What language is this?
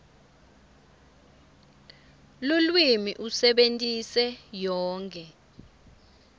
Swati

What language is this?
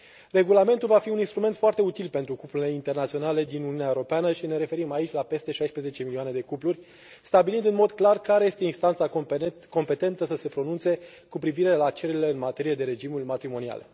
Romanian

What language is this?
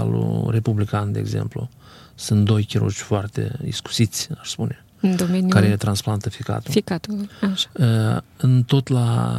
Romanian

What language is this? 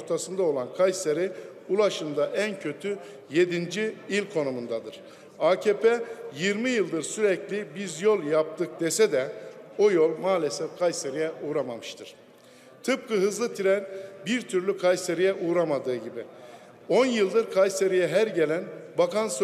Turkish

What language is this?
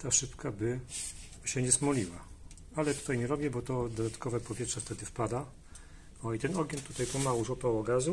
Polish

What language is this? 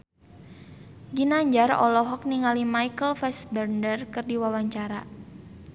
Sundanese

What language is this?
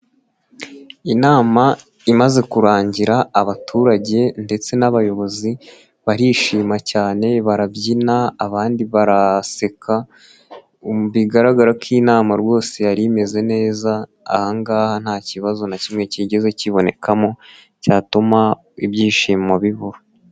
Kinyarwanda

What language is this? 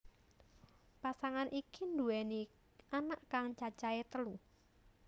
Javanese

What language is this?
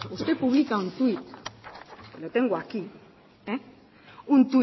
Spanish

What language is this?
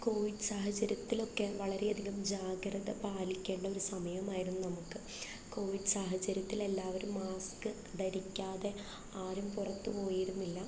Malayalam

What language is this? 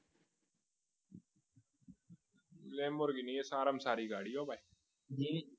Gujarati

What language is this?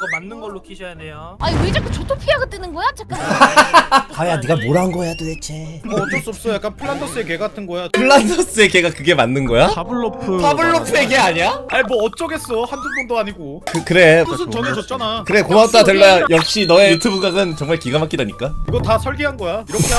Korean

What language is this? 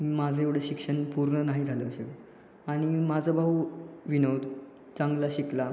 Marathi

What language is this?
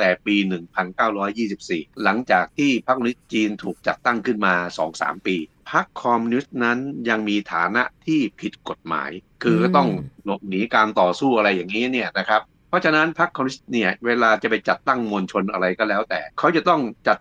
Thai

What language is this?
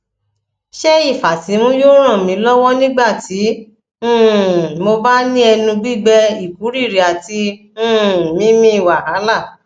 Yoruba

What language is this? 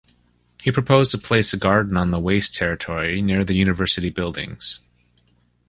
English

